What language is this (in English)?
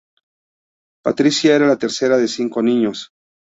Spanish